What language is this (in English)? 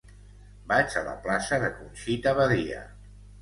Catalan